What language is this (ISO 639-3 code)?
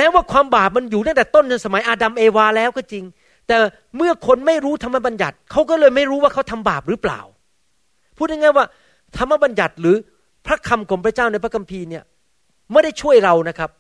tha